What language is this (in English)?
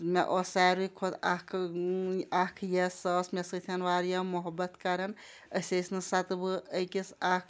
Kashmiri